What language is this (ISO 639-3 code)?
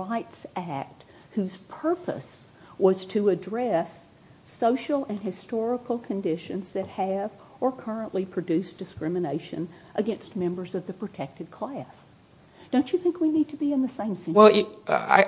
eng